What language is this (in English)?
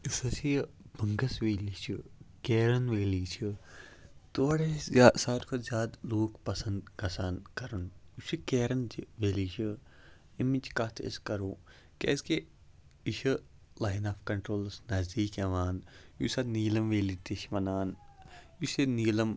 Kashmiri